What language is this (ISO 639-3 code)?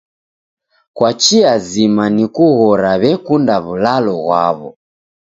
dav